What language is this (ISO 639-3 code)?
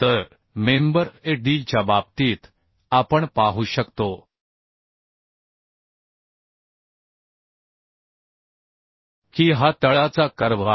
mar